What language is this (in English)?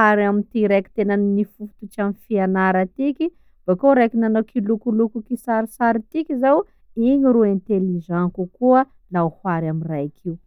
Sakalava Malagasy